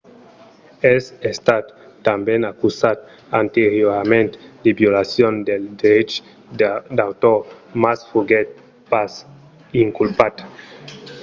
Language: Occitan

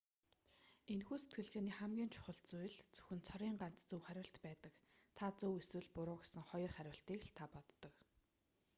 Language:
Mongolian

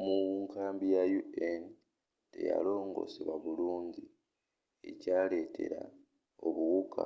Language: Ganda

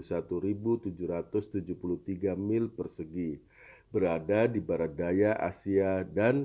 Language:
Indonesian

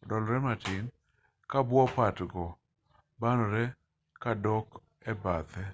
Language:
Luo (Kenya and Tanzania)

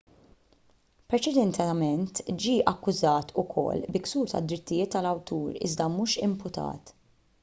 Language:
Maltese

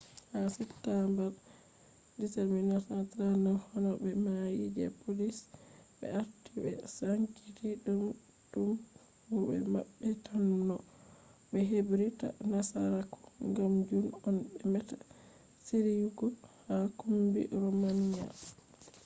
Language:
Fula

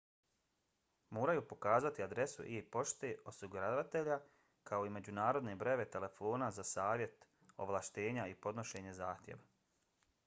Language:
Bosnian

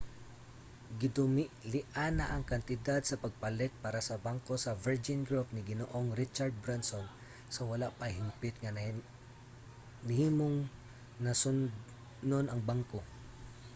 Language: Cebuano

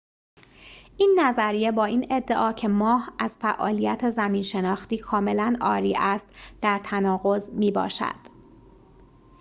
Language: Persian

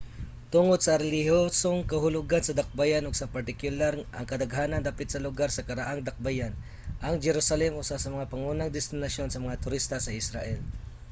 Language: Cebuano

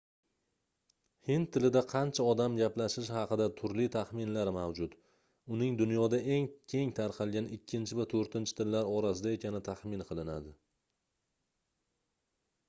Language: Uzbek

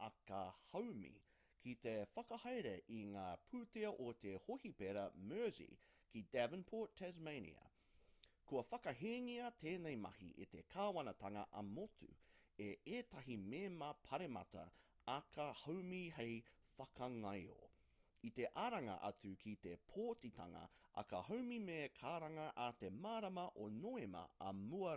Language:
Māori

